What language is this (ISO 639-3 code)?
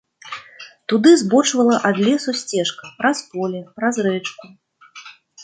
bel